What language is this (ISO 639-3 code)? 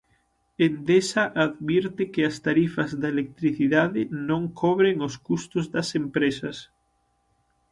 glg